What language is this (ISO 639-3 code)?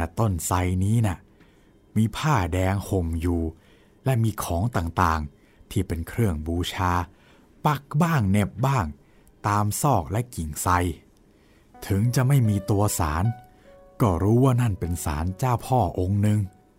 tha